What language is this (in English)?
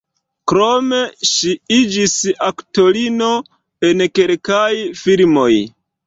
Esperanto